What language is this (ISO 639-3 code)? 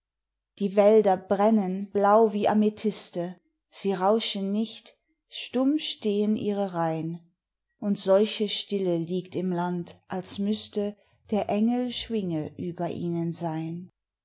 deu